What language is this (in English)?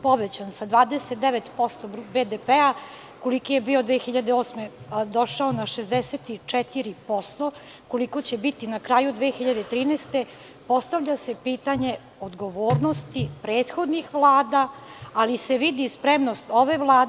Serbian